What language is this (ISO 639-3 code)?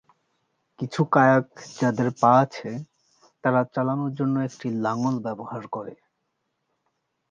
ben